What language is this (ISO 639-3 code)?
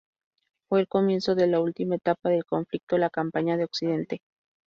spa